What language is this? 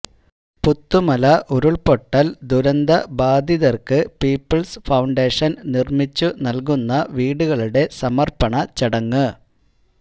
Malayalam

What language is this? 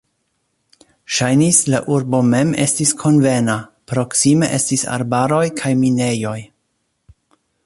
Esperanto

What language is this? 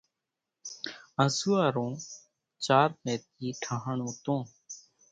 Kachi Koli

